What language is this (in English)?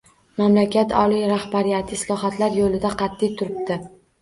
Uzbek